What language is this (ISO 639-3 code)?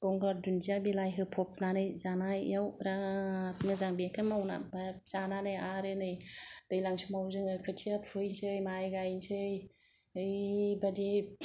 brx